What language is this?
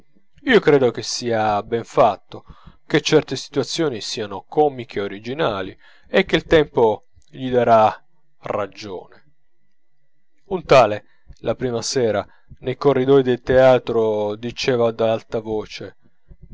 Italian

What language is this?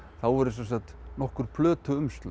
Icelandic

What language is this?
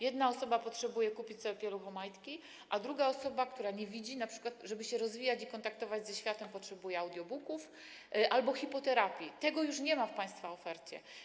Polish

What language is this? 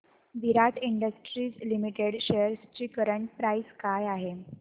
Marathi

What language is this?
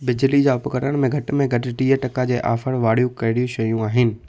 Sindhi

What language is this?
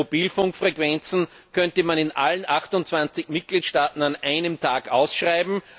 German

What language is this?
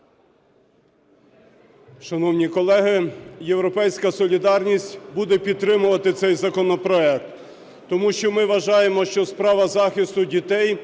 Ukrainian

